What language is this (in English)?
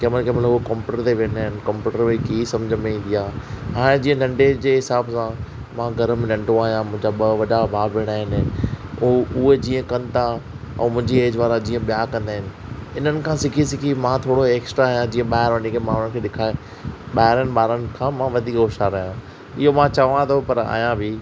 Sindhi